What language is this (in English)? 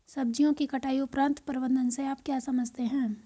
Hindi